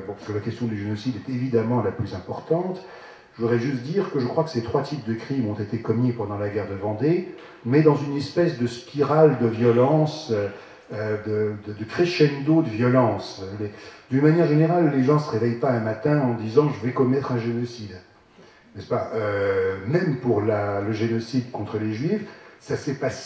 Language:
French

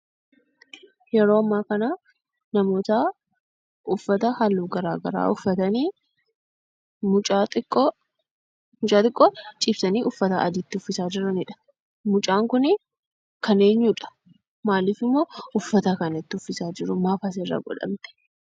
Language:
Oromo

